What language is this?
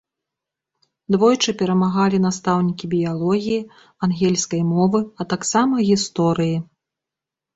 Belarusian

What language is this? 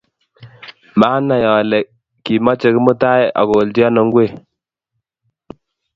Kalenjin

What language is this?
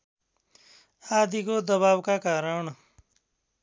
Nepali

